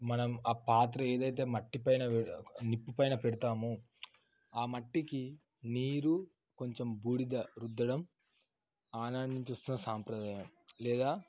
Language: Telugu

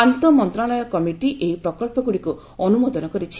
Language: Odia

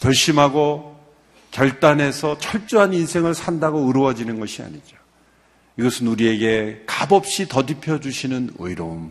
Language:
Korean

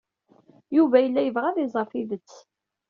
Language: Kabyle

